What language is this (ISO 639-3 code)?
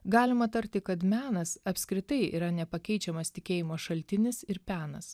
lit